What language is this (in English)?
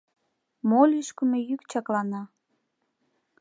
Mari